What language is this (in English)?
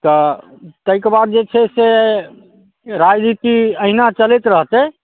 Maithili